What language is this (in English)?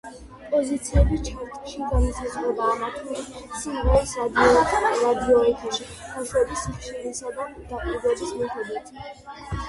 Georgian